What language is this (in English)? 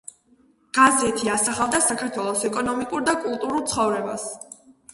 Georgian